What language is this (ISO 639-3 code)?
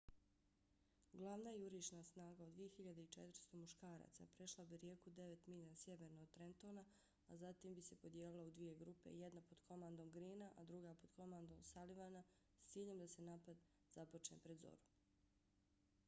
bos